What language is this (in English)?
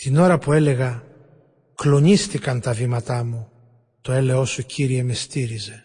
Greek